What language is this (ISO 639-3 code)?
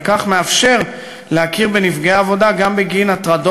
heb